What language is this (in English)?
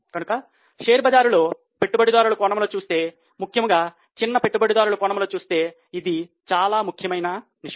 Telugu